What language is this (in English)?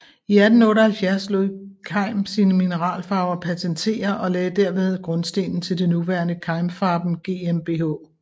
Danish